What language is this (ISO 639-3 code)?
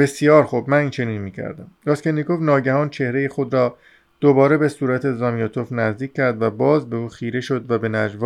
fas